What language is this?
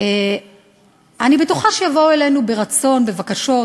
Hebrew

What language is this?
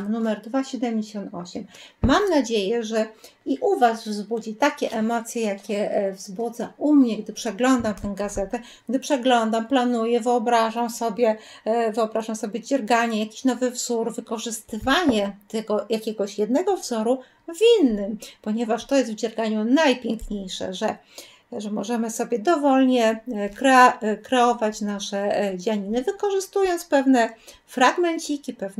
Polish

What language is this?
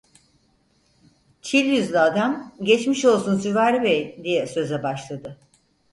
Turkish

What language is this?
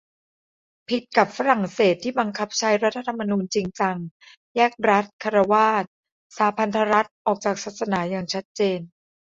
Thai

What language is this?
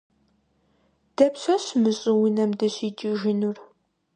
Kabardian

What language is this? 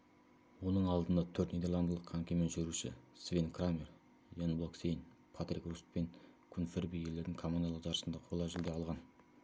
Kazakh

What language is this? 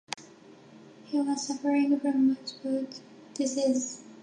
English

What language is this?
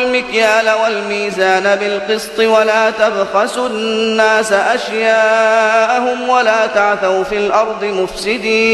Arabic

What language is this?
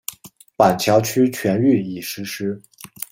Chinese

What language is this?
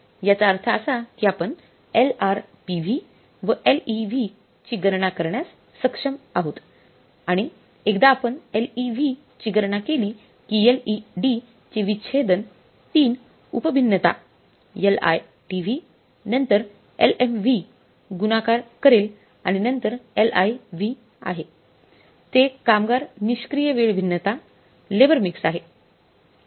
Marathi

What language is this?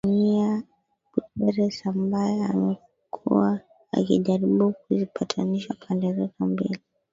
Swahili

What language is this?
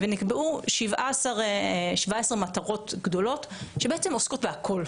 Hebrew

